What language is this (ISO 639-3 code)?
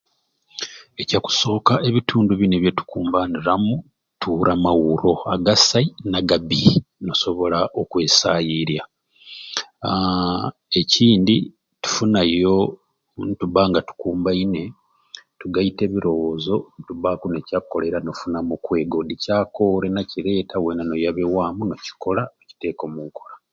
ruc